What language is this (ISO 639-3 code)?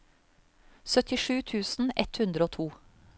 nor